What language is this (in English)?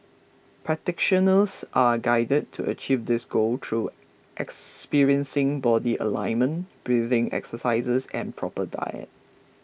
English